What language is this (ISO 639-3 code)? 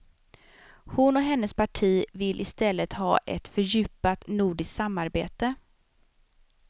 swe